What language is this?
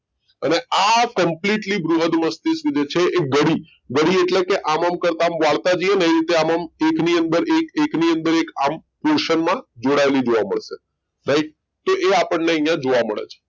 Gujarati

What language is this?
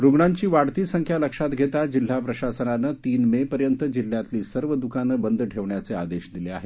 Marathi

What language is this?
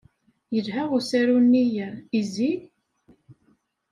Kabyle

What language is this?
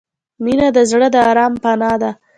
Pashto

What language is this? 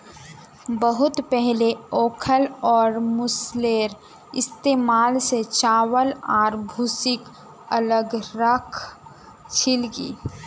Magahi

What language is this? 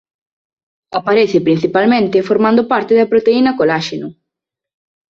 Galician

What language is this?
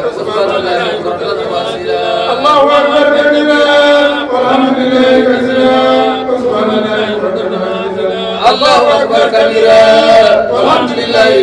Arabic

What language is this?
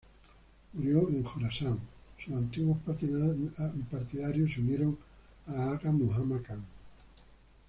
Spanish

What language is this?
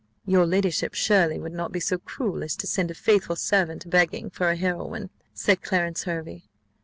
English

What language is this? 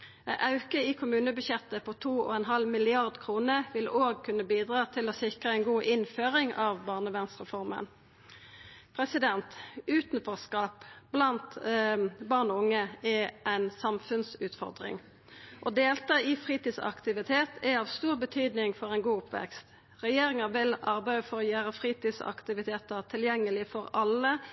Norwegian Nynorsk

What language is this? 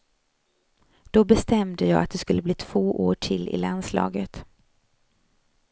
Swedish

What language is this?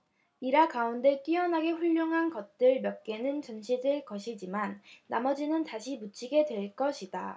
Korean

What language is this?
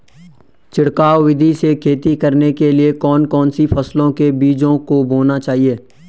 Hindi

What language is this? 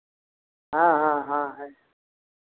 Hindi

